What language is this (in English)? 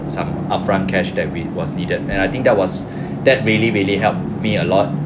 English